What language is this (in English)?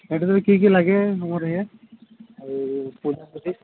Odia